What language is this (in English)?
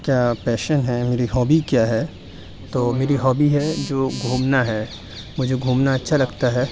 Urdu